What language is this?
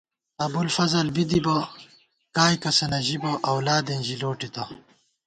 Gawar-Bati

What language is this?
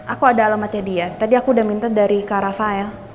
Indonesian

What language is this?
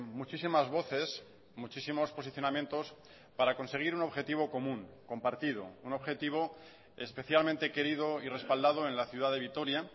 Spanish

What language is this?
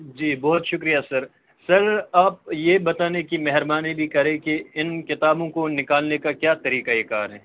Urdu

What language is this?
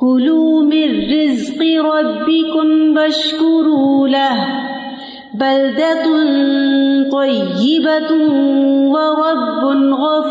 Urdu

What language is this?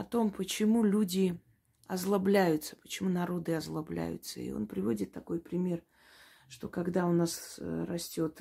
Russian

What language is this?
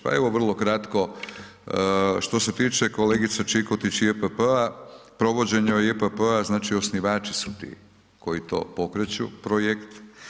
Croatian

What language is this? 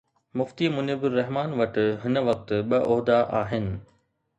Sindhi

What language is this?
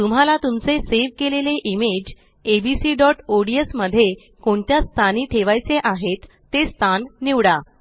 Marathi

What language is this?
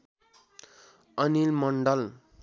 Nepali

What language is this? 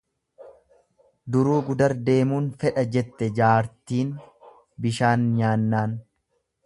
Oromo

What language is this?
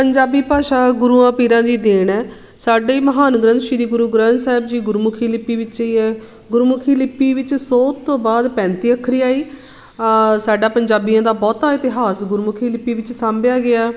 Punjabi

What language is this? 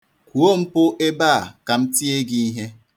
Igbo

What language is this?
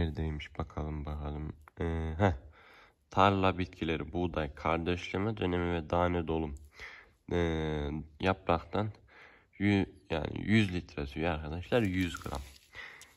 Turkish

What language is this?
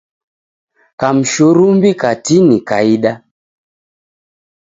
Taita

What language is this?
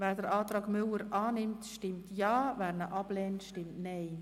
Swiss German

